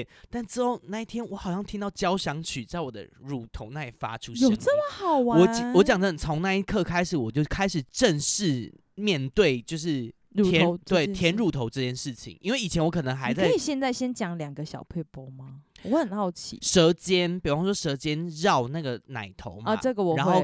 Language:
Chinese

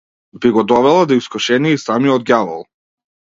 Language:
Macedonian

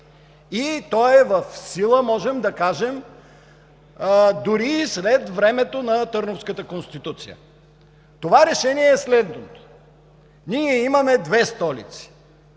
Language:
Bulgarian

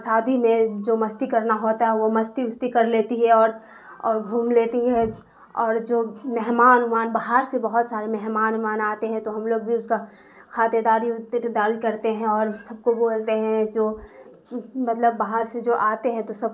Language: Urdu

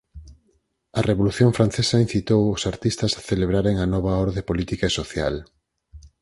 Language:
Galician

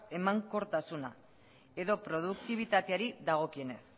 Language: Basque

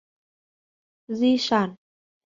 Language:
Vietnamese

